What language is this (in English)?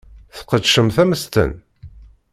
Kabyle